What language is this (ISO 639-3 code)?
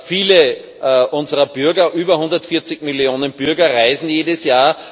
deu